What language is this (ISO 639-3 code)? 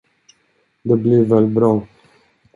swe